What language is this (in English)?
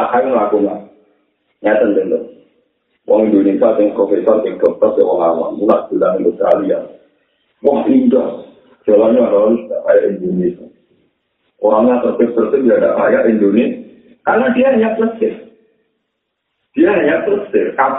Indonesian